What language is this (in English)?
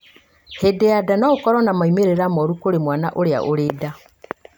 Kikuyu